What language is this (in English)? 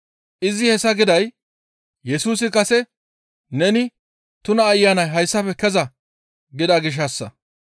Gamo